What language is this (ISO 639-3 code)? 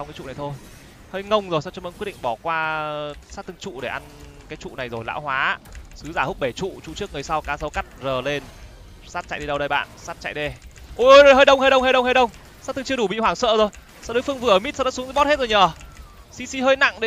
vie